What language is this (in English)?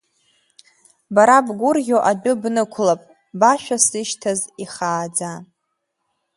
Abkhazian